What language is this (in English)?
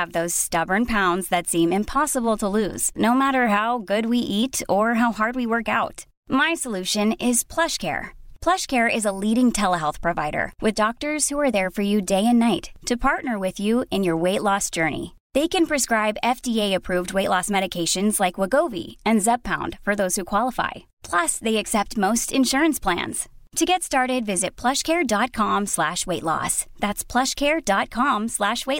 Swedish